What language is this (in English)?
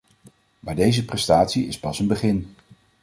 Dutch